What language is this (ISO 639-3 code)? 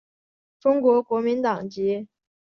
zho